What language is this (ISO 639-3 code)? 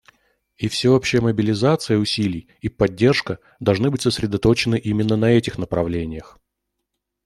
rus